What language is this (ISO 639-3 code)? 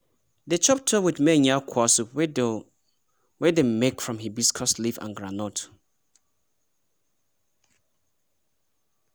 pcm